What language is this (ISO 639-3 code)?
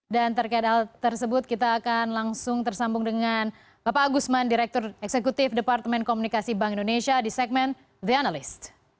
ind